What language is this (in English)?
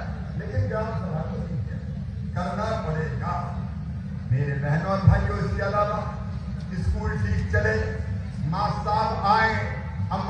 Hindi